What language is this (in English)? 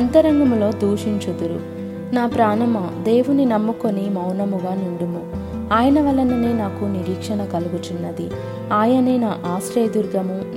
Telugu